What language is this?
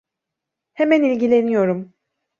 Turkish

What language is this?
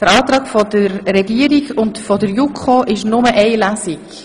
Swiss German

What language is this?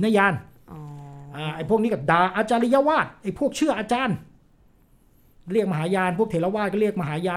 Thai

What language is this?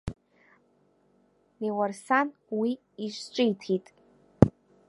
Abkhazian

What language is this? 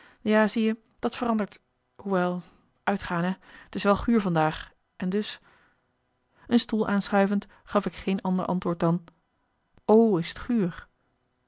Dutch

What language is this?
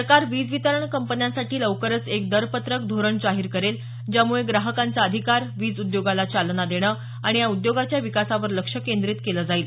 Marathi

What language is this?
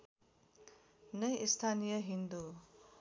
Nepali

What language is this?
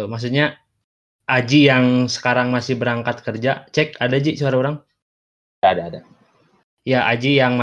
Indonesian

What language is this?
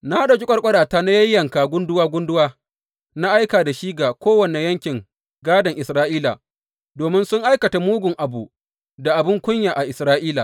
Hausa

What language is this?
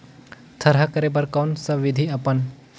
Chhattisgarhi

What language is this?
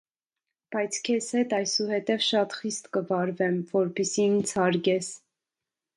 Armenian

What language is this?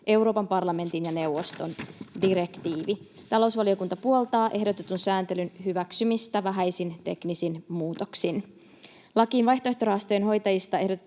Finnish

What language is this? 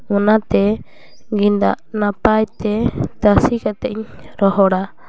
Santali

